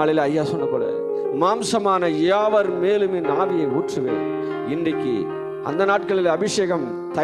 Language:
Tamil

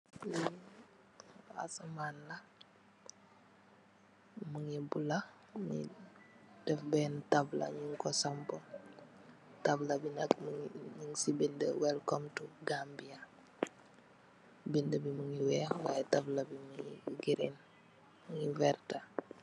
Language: Wolof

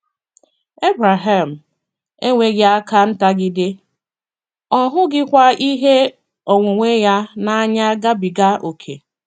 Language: Igbo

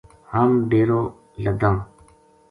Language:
Gujari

